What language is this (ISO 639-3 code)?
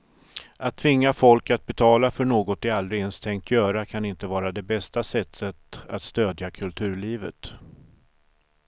swe